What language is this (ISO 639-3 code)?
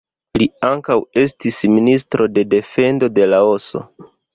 epo